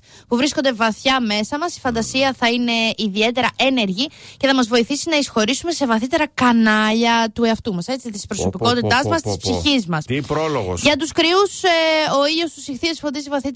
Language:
Greek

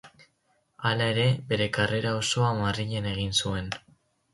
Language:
Basque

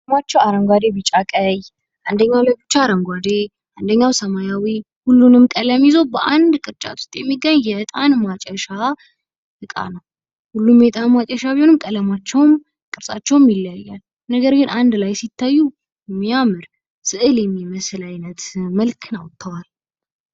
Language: Amharic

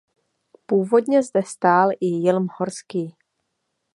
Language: Czech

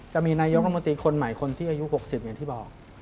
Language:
Thai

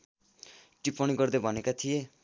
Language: Nepali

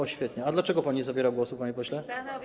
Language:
Polish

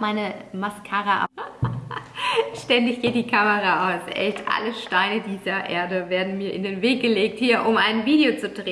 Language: German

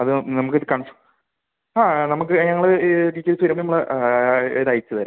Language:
Malayalam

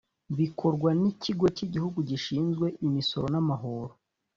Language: Kinyarwanda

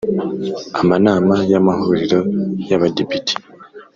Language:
Kinyarwanda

